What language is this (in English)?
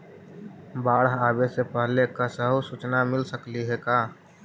Magahi